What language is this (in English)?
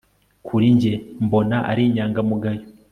Kinyarwanda